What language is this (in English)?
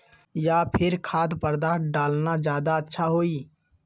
Magahi